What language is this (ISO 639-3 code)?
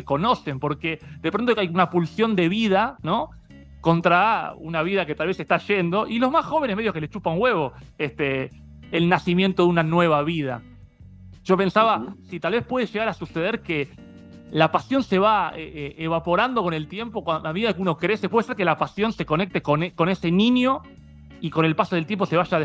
spa